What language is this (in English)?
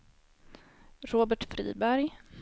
Swedish